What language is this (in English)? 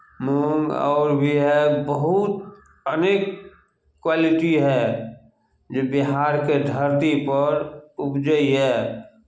Maithili